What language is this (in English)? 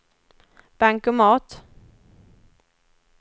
Swedish